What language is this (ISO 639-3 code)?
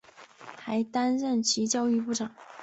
zho